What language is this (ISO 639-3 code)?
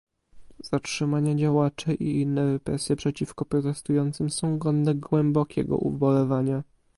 pol